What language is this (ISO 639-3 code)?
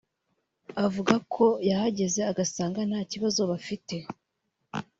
kin